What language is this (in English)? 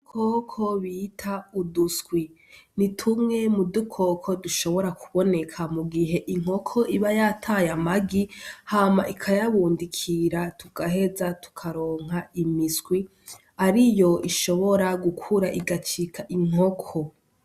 Rundi